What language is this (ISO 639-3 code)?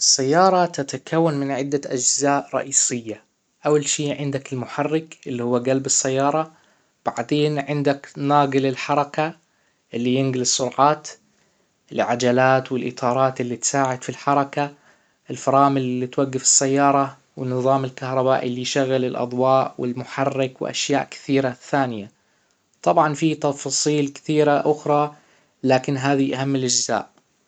acw